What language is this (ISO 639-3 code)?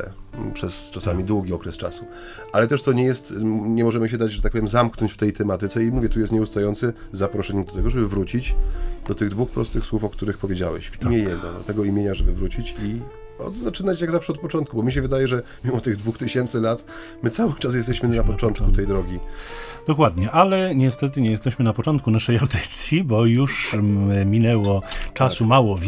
pol